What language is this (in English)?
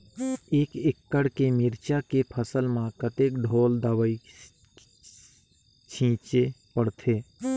Chhattisgarhi